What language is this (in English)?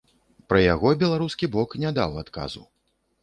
Belarusian